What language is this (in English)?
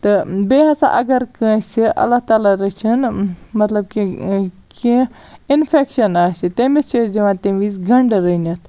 Kashmiri